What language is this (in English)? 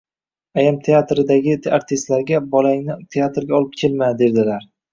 Uzbek